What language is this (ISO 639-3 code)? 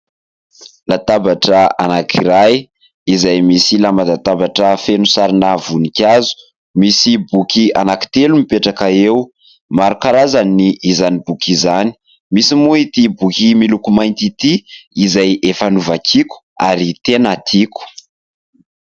mlg